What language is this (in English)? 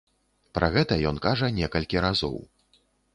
Belarusian